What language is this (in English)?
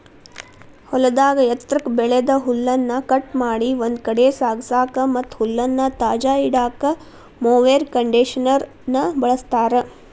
Kannada